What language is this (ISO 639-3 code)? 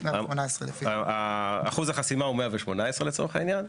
heb